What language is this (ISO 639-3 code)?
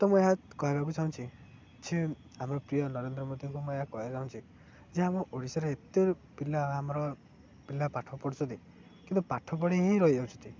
ori